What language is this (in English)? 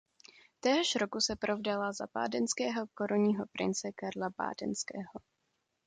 Czech